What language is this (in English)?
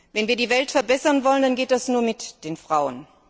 German